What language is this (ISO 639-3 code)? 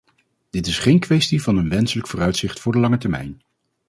nld